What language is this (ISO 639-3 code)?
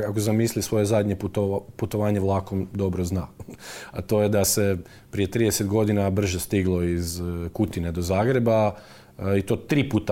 hrv